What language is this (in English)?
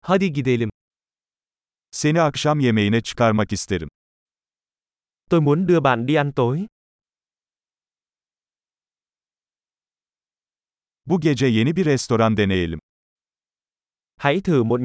Turkish